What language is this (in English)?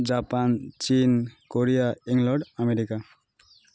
Odia